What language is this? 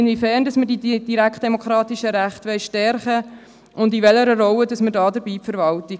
Swiss German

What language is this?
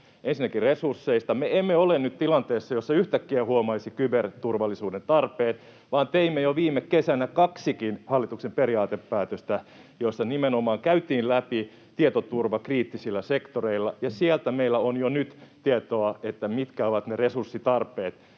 Finnish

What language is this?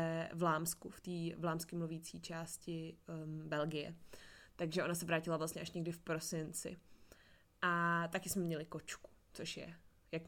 Czech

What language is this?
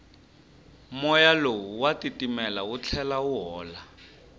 Tsonga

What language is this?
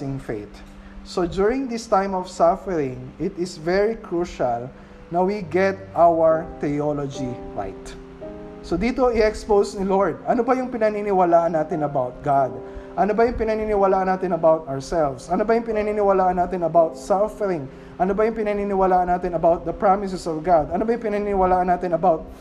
Filipino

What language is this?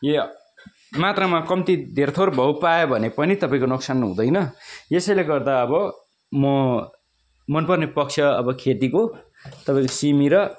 Nepali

